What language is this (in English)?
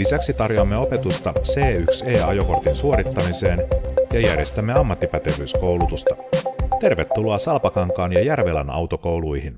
Finnish